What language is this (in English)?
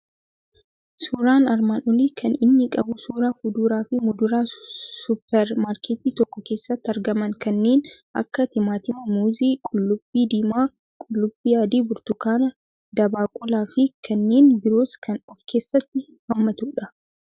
Oromo